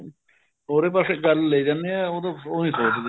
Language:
Punjabi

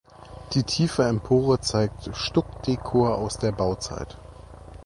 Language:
German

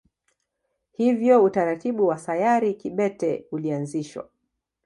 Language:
Swahili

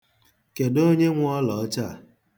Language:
Igbo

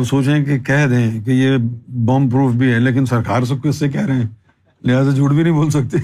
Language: Urdu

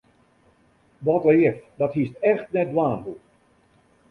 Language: Western Frisian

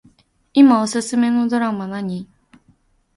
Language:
Japanese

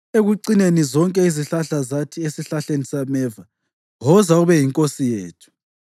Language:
North Ndebele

